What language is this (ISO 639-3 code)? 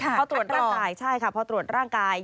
tha